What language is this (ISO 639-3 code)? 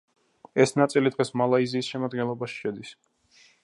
kat